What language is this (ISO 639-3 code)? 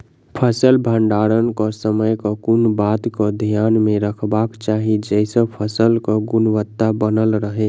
mai